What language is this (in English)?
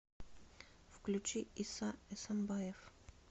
Russian